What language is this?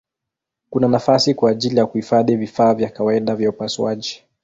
Swahili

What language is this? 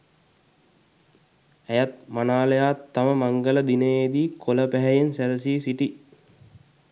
Sinhala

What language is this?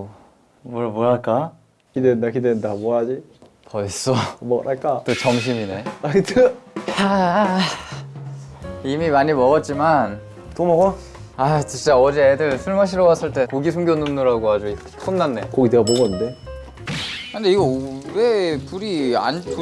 Korean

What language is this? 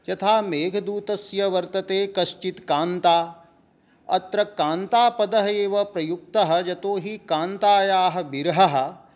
Sanskrit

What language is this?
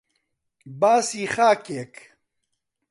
Central Kurdish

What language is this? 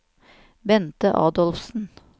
Norwegian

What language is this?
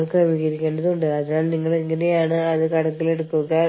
Malayalam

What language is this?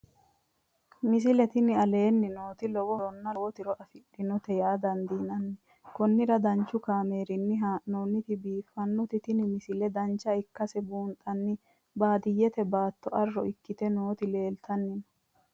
Sidamo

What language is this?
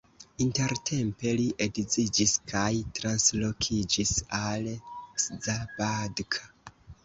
Esperanto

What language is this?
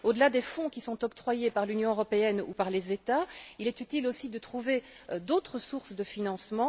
French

